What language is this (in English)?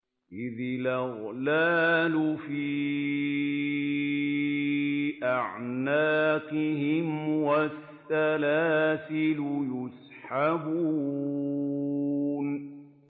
Arabic